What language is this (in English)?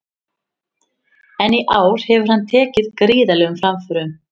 Icelandic